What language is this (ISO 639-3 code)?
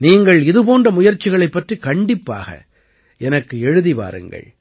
tam